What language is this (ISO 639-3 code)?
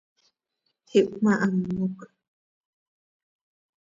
sei